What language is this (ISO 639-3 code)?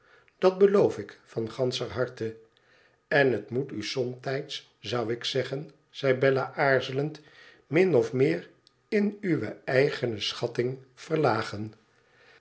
nld